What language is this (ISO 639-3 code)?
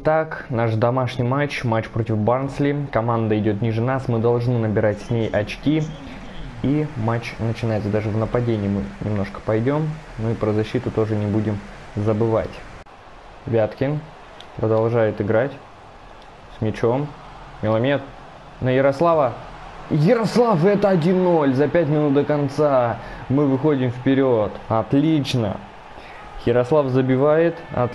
rus